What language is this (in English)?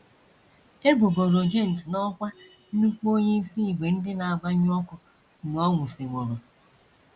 Igbo